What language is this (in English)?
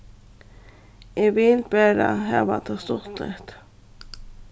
Faroese